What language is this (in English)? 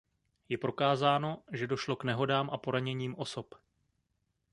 Czech